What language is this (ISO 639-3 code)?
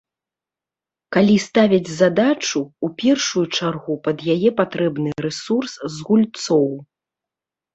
bel